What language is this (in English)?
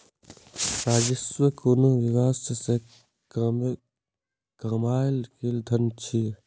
Maithili